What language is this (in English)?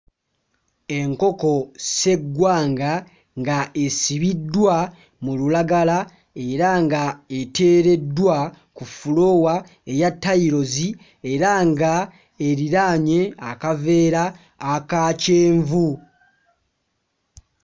Ganda